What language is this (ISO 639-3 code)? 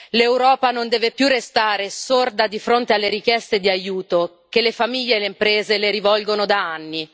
ita